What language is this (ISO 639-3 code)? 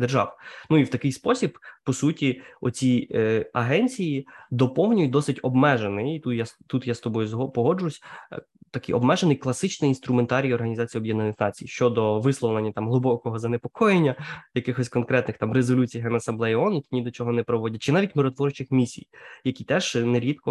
ukr